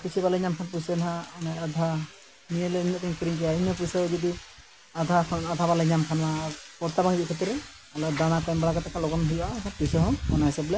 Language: Santali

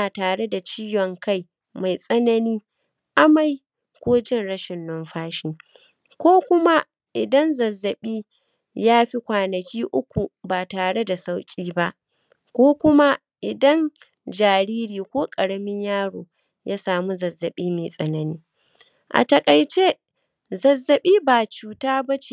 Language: Hausa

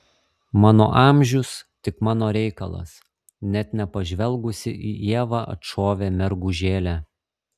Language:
Lithuanian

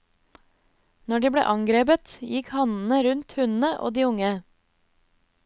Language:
Norwegian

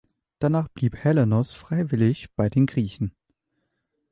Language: German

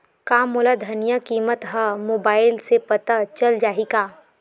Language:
Chhattisgarhi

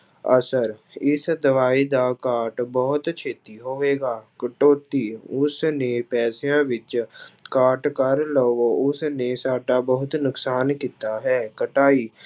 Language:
Punjabi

